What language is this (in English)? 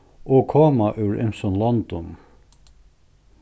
Faroese